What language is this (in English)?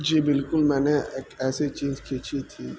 Urdu